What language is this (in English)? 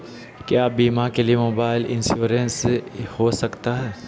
Magahi